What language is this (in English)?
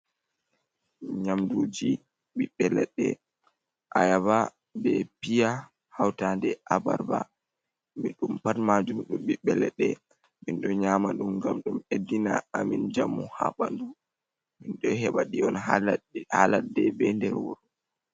Fula